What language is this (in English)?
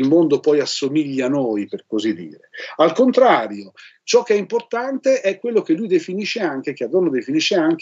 Italian